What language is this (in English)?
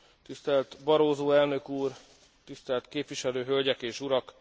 Hungarian